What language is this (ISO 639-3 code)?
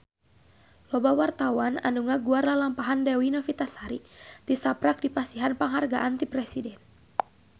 sun